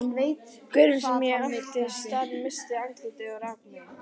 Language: Icelandic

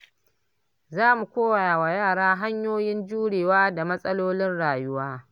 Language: Hausa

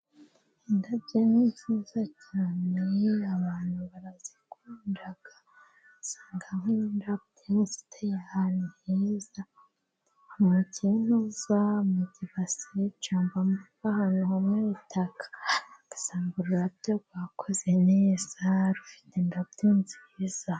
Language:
Kinyarwanda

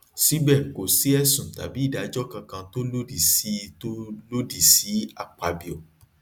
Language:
Yoruba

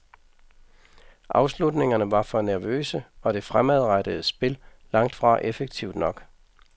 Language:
Danish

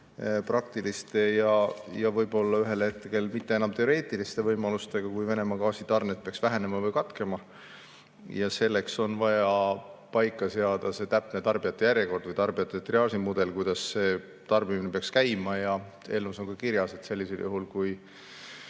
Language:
Estonian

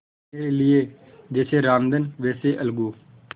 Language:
Hindi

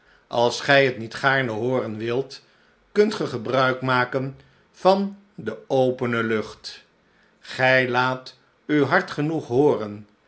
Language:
Dutch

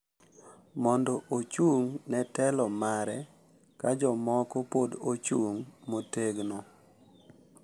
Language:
Luo (Kenya and Tanzania)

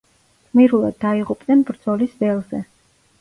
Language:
Georgian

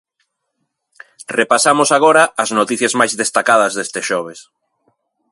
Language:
Galician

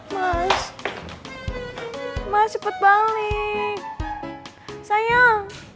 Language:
Indonesian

